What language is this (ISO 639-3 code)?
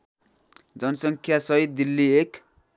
nep